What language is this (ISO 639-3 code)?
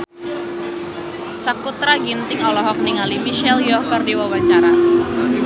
sun